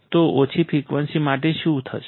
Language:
Gujarati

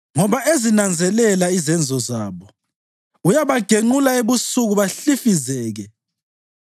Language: North Ndebele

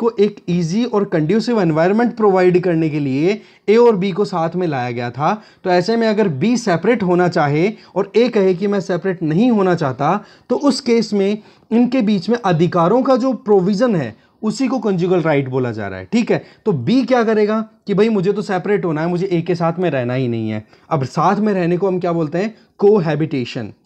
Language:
Hindi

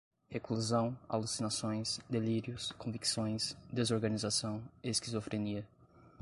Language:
Portuguese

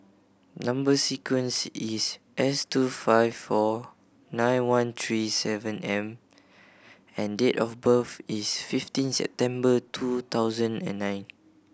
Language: English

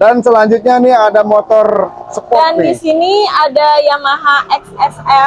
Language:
Indonesian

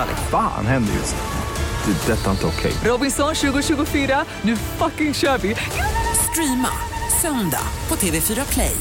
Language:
Swedish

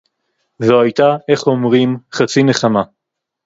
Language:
Hebrew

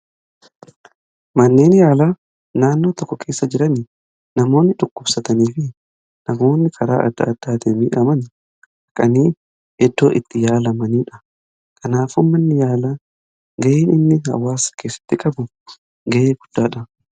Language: Oromo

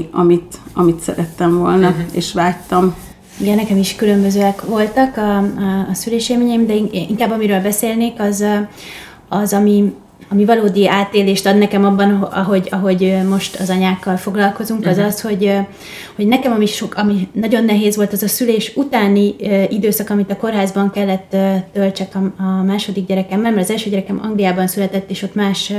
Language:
Hungarian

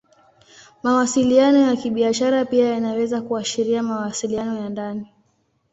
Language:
Swahili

